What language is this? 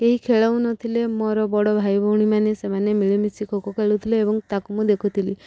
Odia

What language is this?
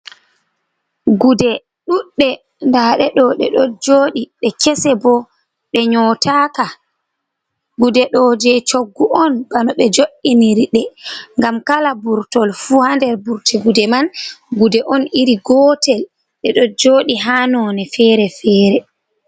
Fula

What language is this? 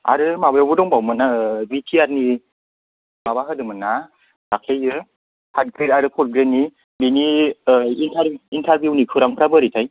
Bodo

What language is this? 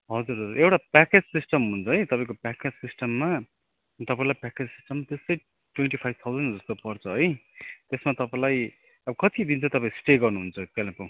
Nepali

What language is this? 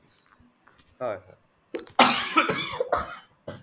Assamese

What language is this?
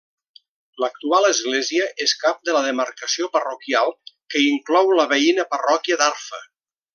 Catalan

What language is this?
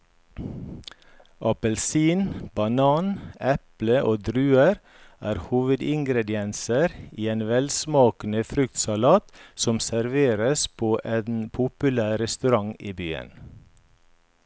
Norwegian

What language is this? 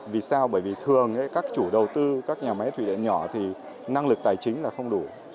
Vietnamese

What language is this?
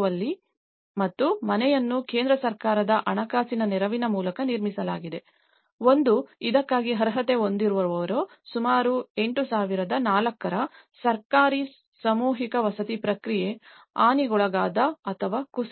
Kannada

